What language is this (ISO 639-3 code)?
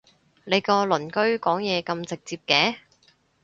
yue